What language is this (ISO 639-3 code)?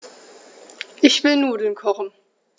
deu